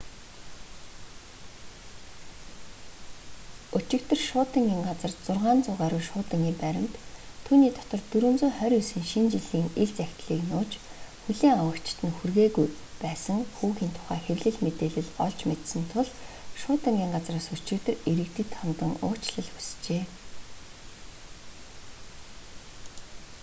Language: Mongolian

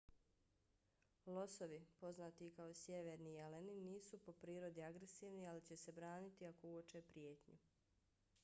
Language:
Bosnian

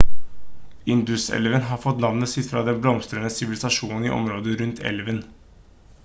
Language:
Norwegian Bokmål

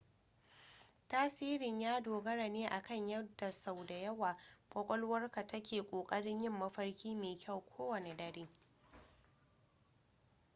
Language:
Hausa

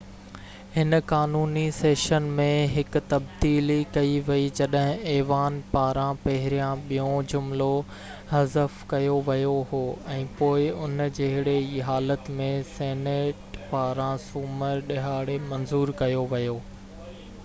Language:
Sindhi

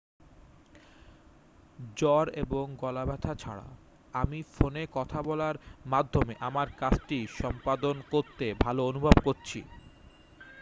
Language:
Bangla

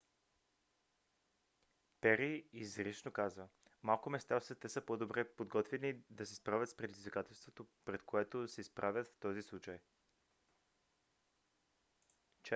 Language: Bulgarian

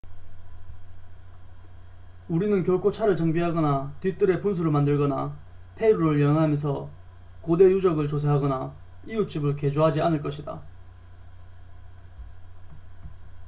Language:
Korean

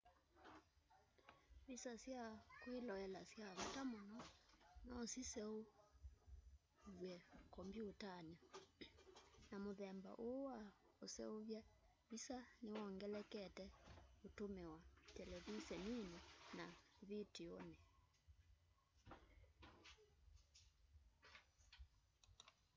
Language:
Kamba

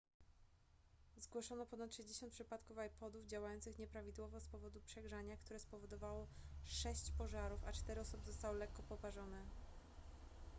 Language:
Polish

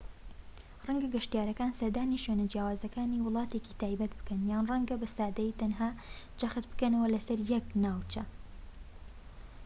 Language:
Central Kurdish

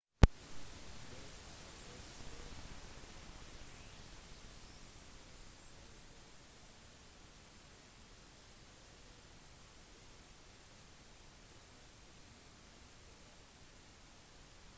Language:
Norwegian Bokmål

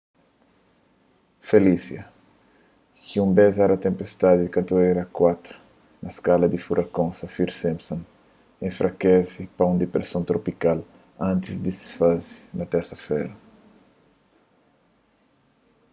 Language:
Kabuverdianu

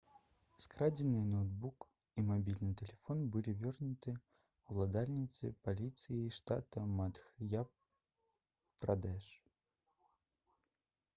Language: Belarusian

